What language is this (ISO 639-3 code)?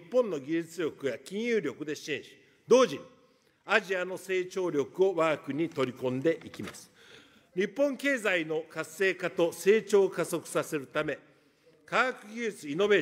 jpn